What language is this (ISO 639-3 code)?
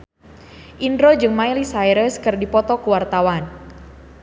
sun